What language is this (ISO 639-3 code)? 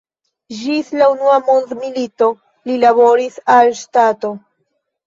epo